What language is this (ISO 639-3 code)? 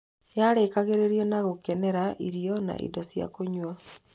kik